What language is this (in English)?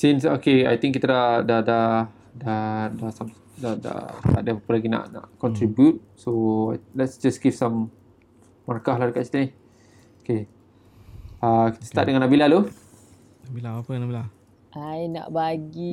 Malay